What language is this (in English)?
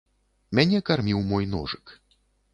Belarusian